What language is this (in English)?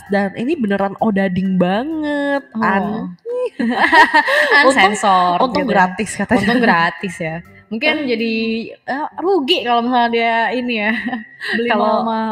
Indonesian